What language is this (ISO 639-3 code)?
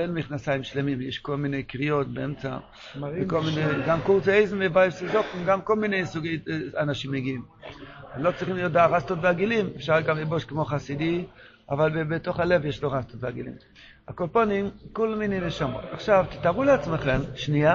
heb